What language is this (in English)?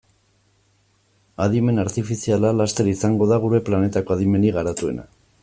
Basque